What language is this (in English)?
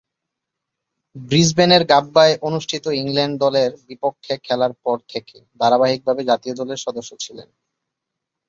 Bangla